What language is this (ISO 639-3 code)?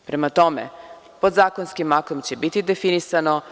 srp